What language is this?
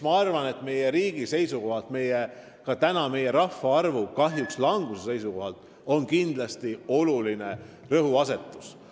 Estonian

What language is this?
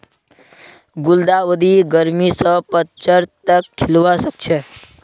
Magahi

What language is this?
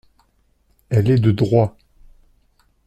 French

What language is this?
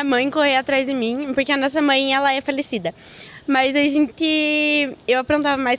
Portuguese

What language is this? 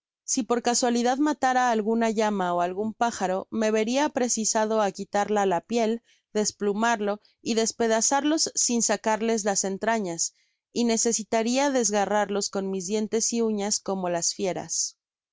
Spanish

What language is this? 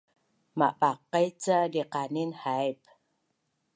Bunun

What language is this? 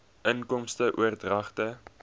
Afrikaans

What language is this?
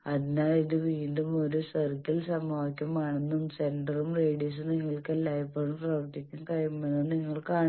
Malayalam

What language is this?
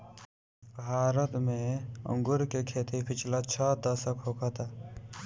Bhojpuri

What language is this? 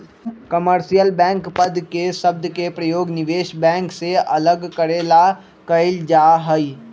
Magahi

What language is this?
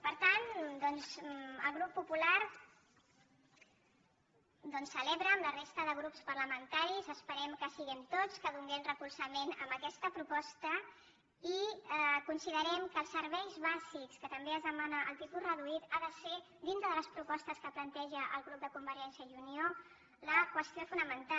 Catalan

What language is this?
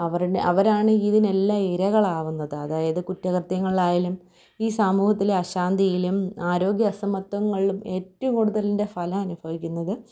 Malayalam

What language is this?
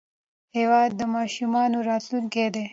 Pashto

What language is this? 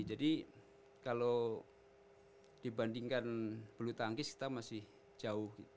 Indonesian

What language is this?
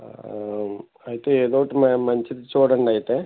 Telugu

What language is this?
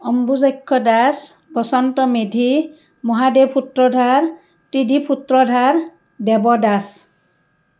Assamese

